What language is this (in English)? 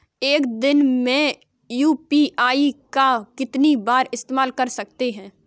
Hindi